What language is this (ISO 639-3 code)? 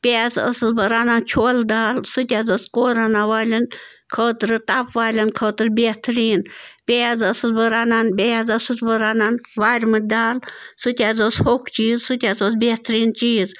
kas